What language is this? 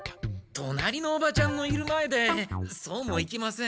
Japanese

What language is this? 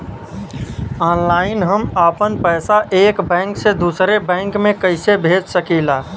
Bhojpuri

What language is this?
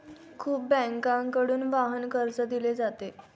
Marathi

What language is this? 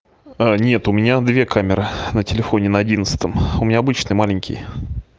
Russian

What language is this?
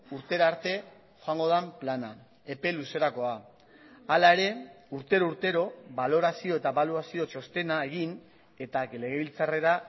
Basque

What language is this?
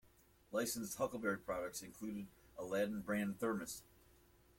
English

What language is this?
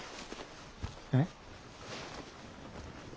Japanese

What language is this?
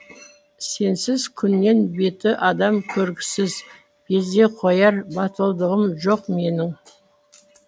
Kazakh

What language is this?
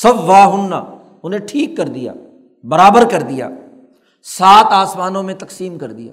Urdu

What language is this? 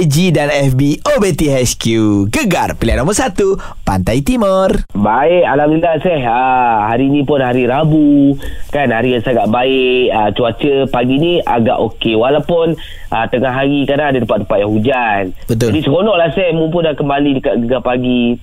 Malay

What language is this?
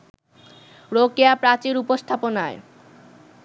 Bangla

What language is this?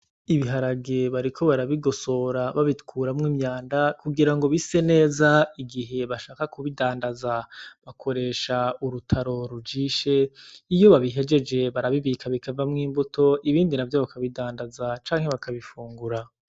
Rundi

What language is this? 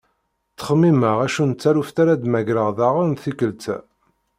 Kabyle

